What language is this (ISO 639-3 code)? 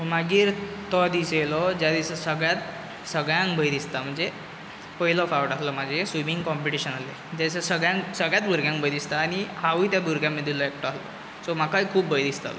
kok